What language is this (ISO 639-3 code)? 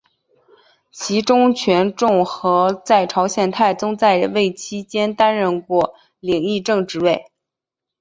zho